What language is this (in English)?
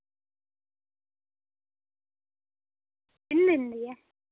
Dogri